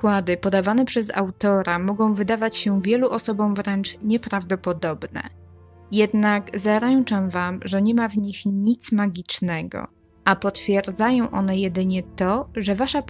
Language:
Polish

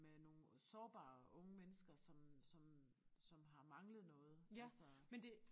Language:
Danish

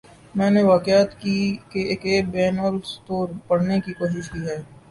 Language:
Urdu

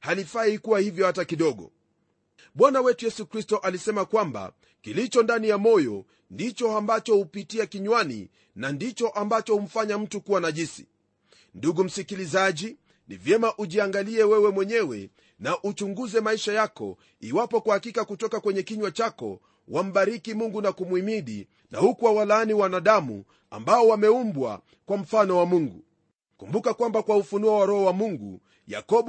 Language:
Swahili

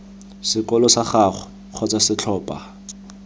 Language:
Tswana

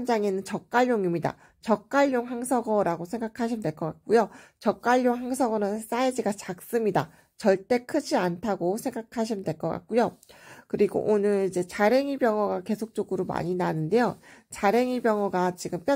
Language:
Korean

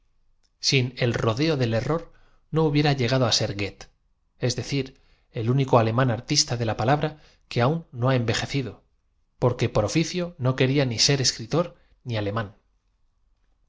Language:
Spanish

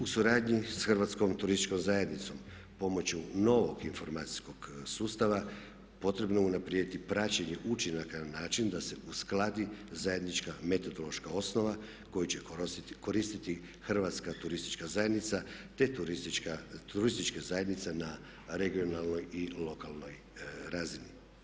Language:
Croatian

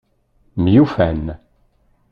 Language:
Kabyle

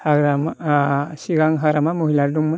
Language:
Bodo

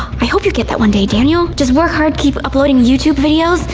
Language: English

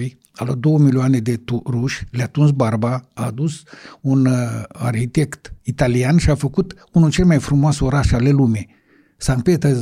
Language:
Romanian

